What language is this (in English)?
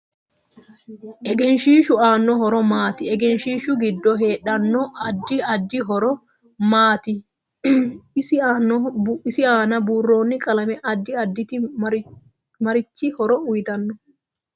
Sidamo